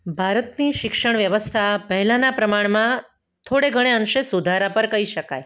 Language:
Gujarati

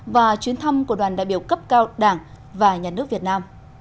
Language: Vietnamese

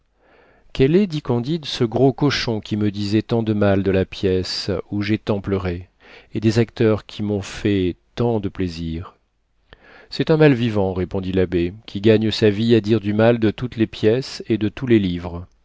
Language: French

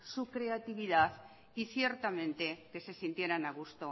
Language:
Spanish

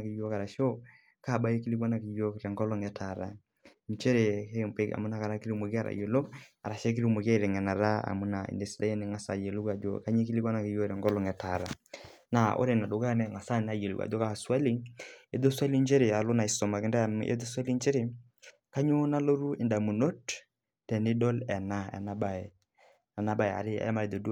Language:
Masai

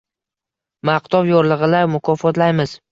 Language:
Uzbek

